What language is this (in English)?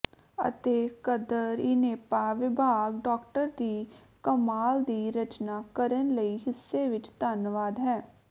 Punjabi